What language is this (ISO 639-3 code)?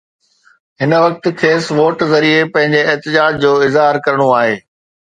snd